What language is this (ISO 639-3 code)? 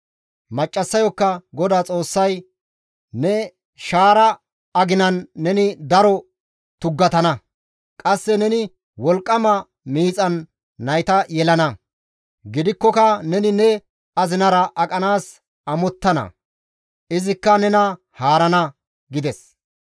gmv